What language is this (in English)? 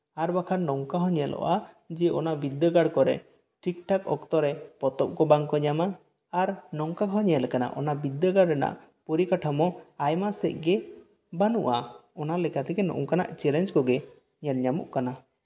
Santali